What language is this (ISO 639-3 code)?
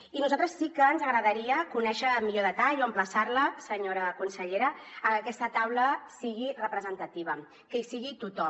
cat